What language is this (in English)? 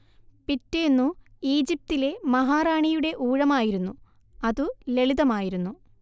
Malayalam